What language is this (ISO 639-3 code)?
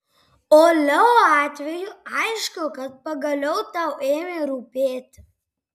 lit